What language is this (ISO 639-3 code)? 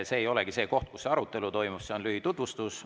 est